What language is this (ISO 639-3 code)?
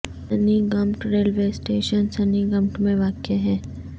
urd